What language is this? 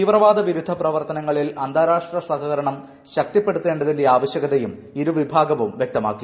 Malayalam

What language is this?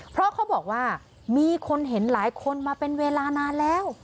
Thai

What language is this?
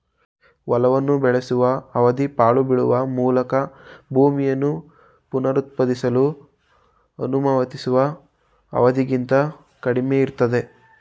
Kannada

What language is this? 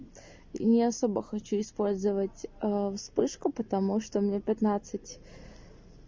Russian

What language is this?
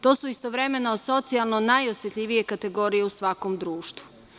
Serbian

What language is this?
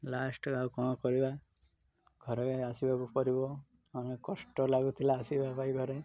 Odia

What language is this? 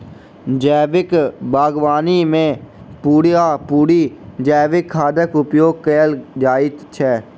Maithili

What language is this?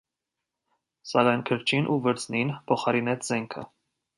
Armenian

